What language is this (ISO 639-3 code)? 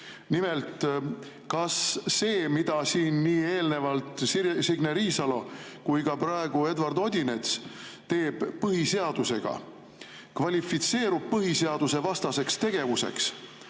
est